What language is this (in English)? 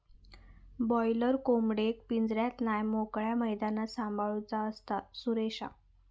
Marathi